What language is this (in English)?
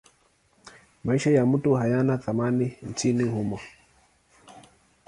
Swahili